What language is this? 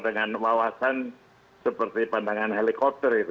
Indonesian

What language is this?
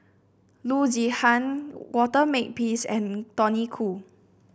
English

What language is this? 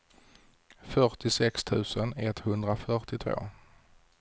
Swedish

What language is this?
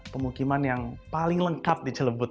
Indonesian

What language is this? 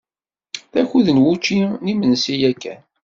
Kabyle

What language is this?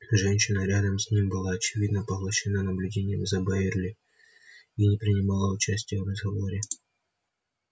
Russian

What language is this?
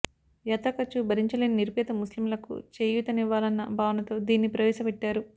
Telugu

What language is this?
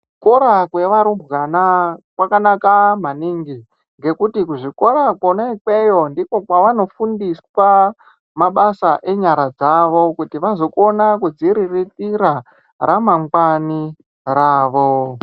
Ndau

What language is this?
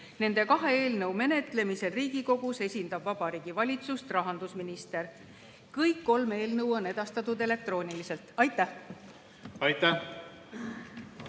Estonian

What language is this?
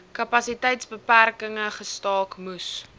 Afrikaans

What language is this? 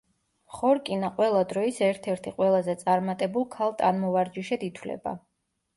Georgian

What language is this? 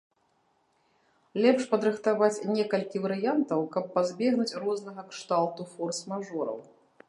Belarusian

